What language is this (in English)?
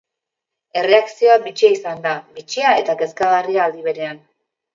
Basque